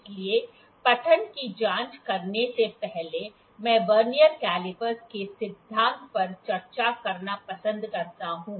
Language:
Hindi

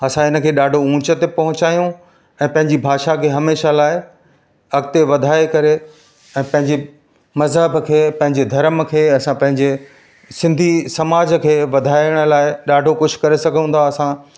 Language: Sindhi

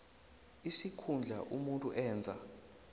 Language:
South Ndebele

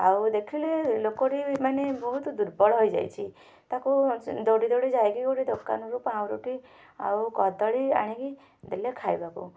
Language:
Odia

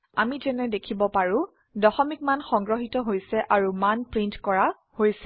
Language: Assamese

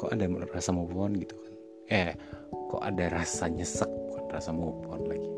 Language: Indonesian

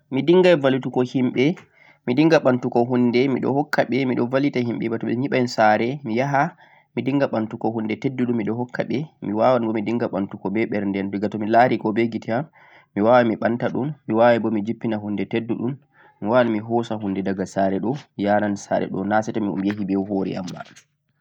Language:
Central-Eastern Niger Fulfulde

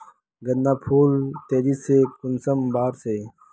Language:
Magahi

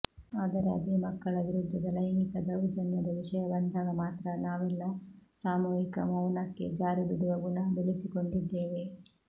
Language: Kannada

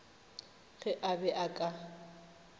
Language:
Northern Sotho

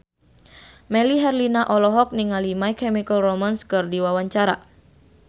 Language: Sundanese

